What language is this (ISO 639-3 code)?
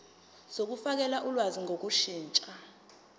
zul